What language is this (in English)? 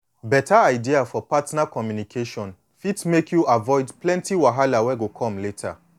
Nigerian Pidgin